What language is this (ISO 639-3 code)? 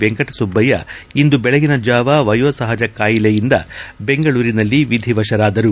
kan